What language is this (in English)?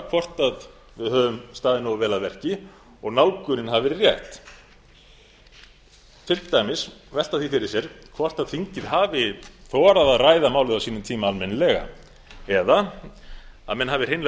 Icelandic